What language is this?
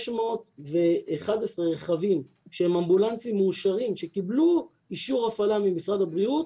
Hebrew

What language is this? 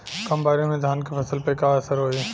Bhojpuri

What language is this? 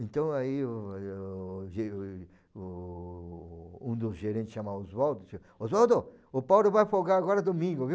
Portuguese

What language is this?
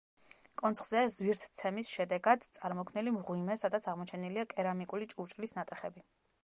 Georgian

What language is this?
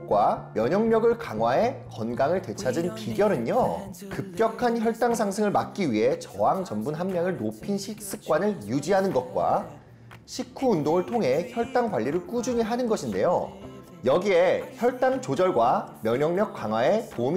Korean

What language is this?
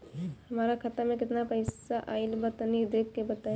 Bhojpuri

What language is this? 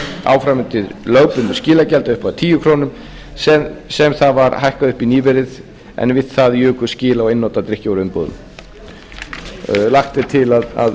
Icelandic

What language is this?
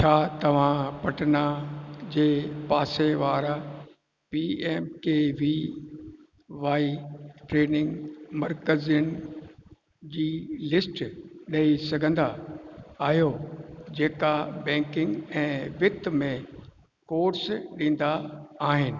Sindhi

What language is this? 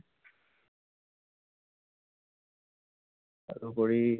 Assamese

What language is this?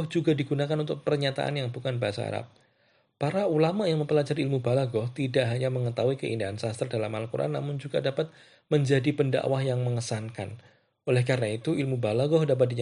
Indonesian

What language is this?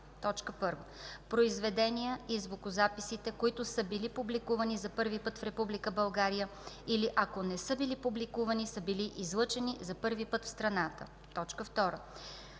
Bulgarian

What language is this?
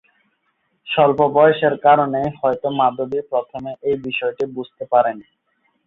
Bangla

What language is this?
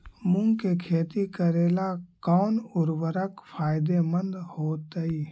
Magahi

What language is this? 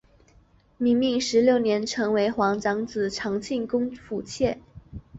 Chinese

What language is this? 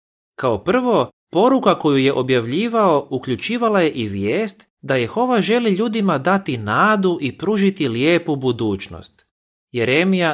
Croatian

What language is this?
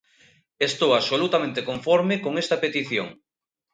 Galician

